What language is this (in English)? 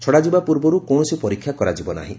Odia